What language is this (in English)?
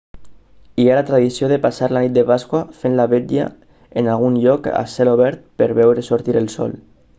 Catalan